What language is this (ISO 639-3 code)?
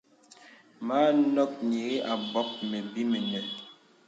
beb